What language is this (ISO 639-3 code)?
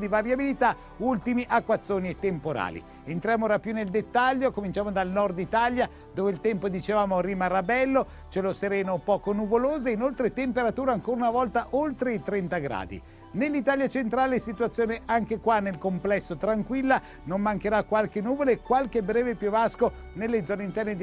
ita